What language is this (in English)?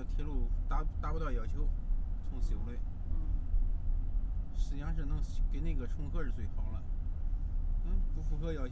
Chinese